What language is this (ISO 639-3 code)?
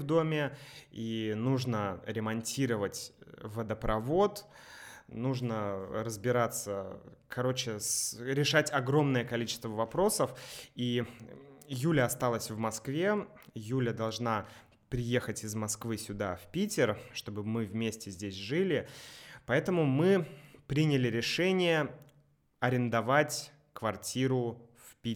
rus